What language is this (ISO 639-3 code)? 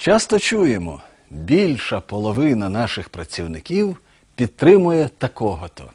ukr